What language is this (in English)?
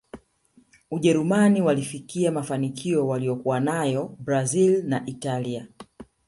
Swahili